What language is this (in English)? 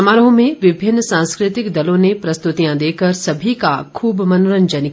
Hindi